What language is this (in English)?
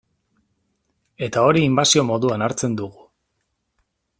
Basque